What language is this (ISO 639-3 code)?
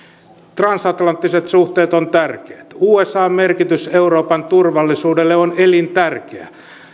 fin